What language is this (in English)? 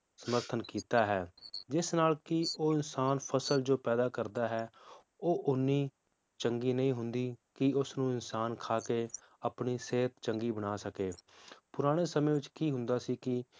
Punjabi